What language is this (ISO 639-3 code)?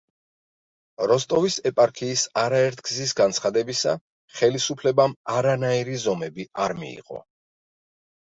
kat